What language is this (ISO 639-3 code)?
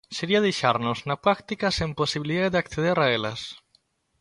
glg